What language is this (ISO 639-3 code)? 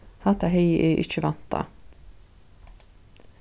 fao